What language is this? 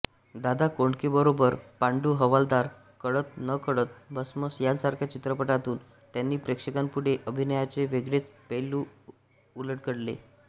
Marathi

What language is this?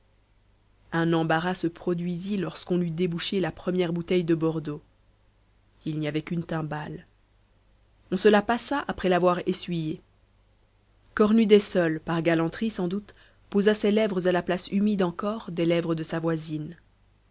French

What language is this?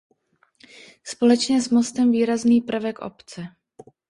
Czech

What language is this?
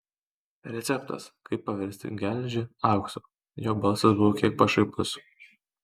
Lithuanian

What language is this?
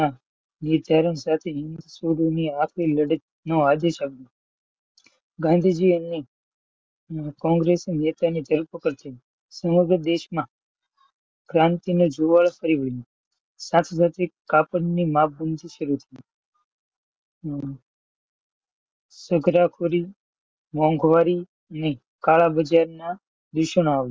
Gujarati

